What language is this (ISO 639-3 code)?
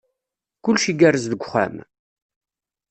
kab